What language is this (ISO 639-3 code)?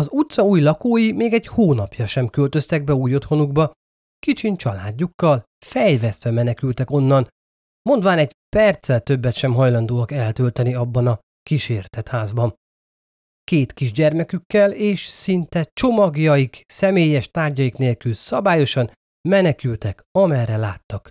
hun